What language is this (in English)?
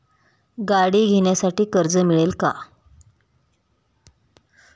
Marathi